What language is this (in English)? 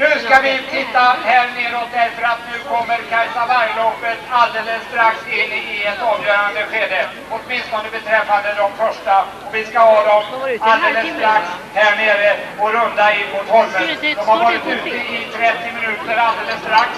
Swedish